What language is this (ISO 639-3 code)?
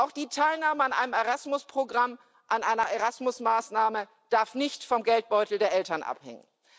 deu